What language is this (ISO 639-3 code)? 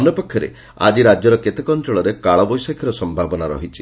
ori